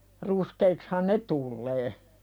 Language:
Finnish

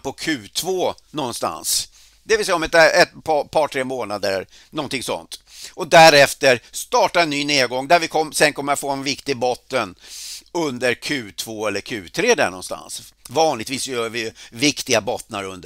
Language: Swedish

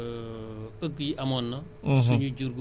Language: Wolof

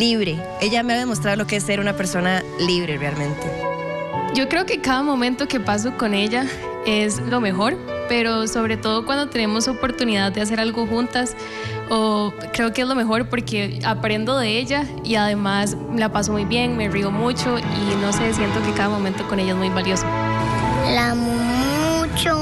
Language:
Spanish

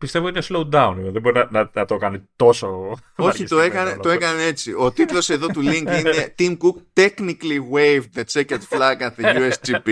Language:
Greek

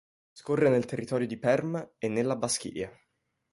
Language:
Italian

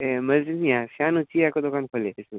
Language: Nepali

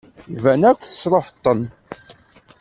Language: Kabyle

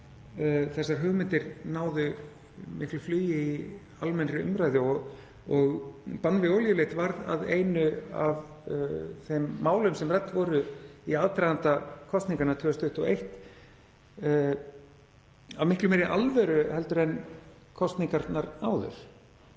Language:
Icelandic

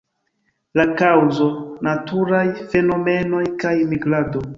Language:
Esperanto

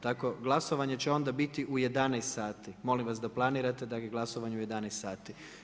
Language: Croatian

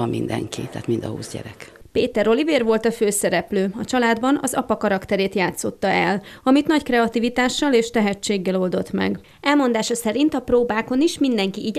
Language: Hungarian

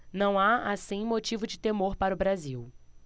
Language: Portuguese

